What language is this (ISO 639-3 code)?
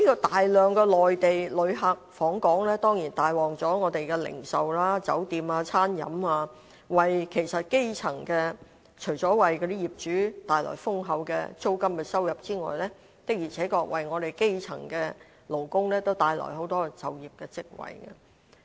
yue